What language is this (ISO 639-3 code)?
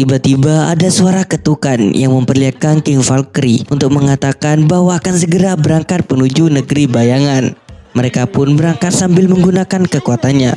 ind